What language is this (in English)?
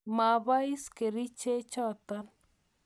Kalenjin